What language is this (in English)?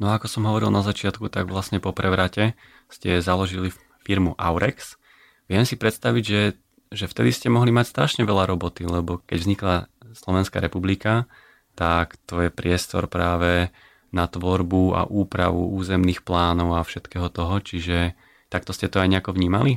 Slovak